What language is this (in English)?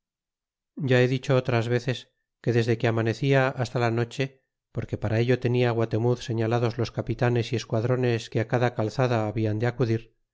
Spanish